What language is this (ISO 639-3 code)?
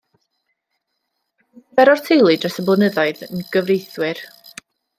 cym